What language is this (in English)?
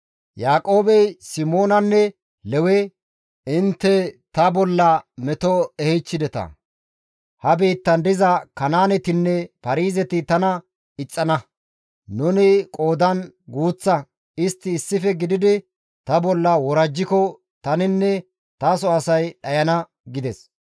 Gamo